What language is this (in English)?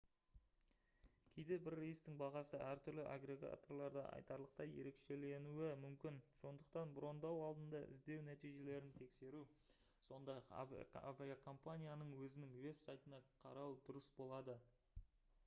Kazakh